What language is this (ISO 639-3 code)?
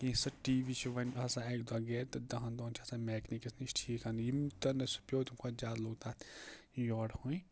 kas